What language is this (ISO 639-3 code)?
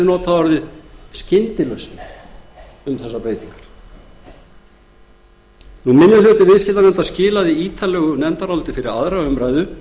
isl